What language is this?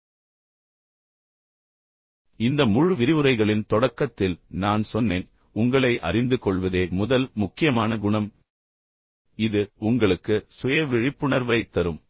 Tamil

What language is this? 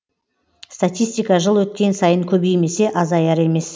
Kazakh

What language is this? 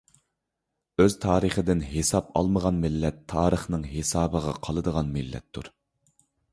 Uyghur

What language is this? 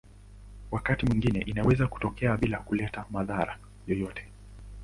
Swahili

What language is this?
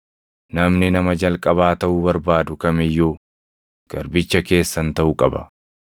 Oromo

